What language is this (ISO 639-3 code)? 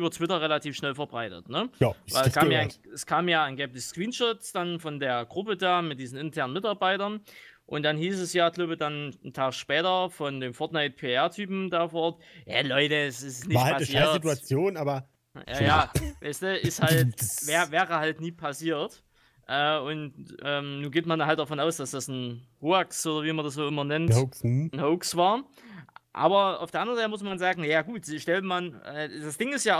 deu